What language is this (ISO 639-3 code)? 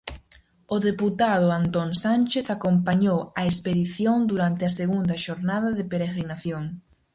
glg